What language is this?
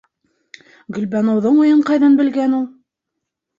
Bashkir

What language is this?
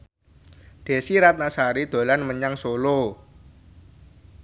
Javanese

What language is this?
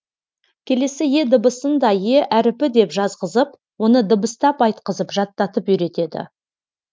Kazakh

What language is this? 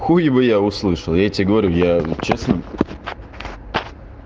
Russian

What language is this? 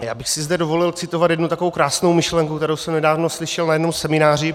Czech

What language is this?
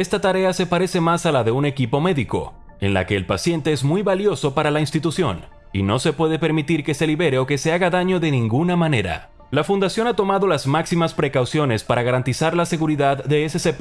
Spanish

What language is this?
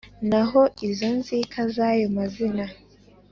Kinyarwanda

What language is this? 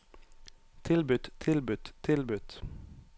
Norwegian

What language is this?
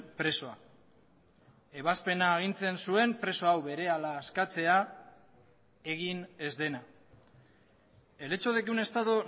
Basque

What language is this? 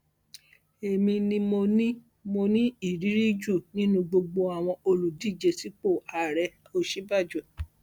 Yoruba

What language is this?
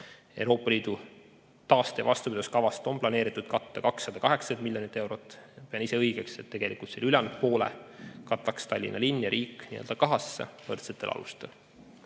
Estonian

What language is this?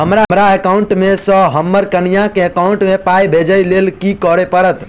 Maithili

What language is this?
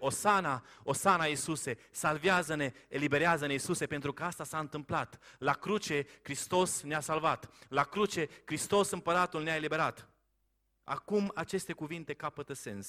Romanian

